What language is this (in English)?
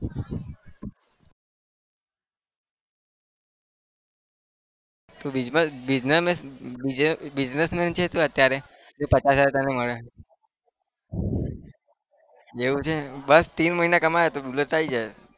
Gujarati